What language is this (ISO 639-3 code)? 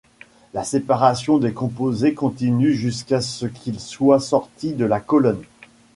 fra